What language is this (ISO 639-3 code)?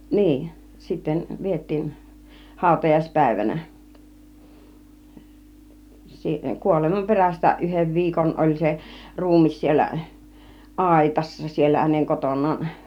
fin